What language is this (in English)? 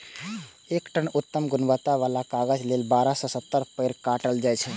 Maithili